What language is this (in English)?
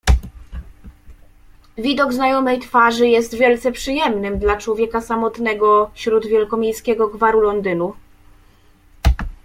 Polish